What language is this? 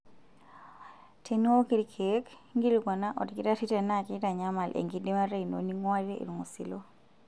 Masai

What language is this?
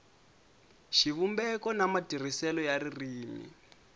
Tsonga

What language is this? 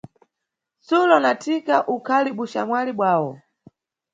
Nyungwe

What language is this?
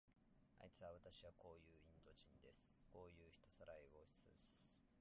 Japanese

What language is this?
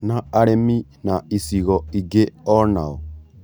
Kikuyu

